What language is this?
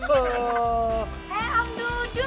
Indonesian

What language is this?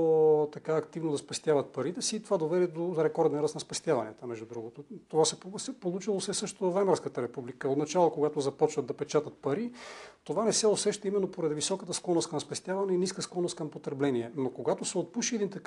Bulgarian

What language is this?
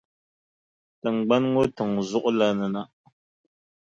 Dagbani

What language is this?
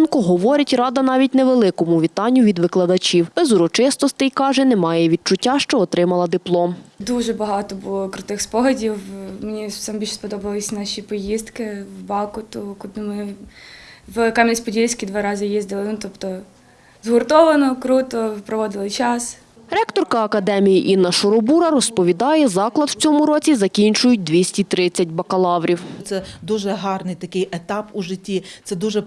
Ukrainian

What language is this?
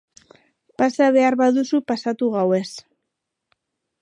Basque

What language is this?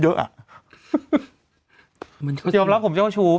Thai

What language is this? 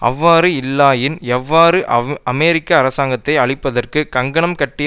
Tamil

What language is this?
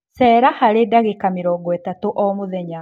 Kikuyu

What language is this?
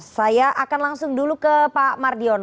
Indonesian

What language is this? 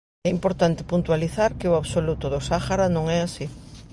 Galician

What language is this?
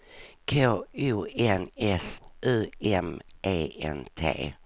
Swedish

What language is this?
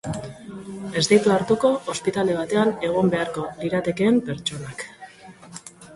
Basque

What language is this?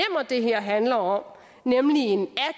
Danish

